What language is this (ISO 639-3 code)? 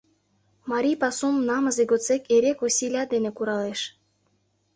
chm